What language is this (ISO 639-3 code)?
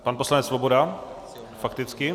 ces